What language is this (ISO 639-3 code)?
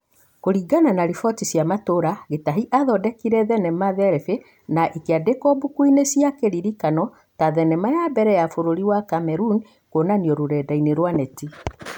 kik